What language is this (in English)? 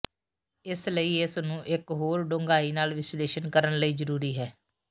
Punjabi